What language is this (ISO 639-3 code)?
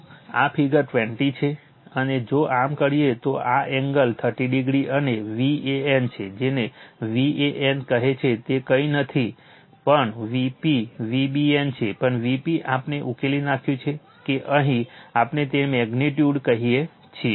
guj